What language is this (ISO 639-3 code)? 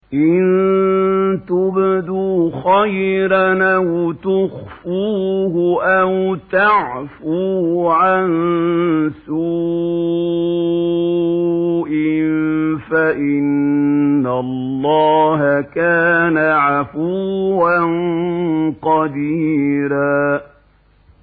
ara